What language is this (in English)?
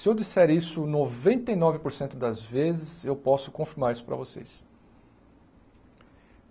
Portuguese